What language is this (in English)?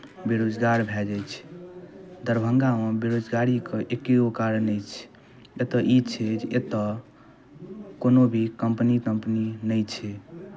Maithili